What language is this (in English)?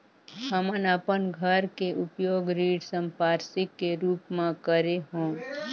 Chhattisgarhi